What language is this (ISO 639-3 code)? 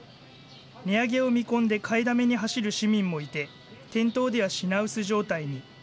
jpn